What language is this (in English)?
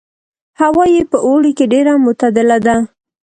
Pashto